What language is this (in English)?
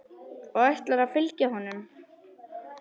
Icelandic